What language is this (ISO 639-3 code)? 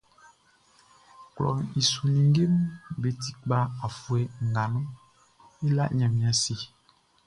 bci